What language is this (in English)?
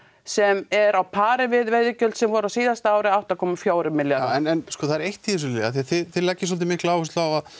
Icelandic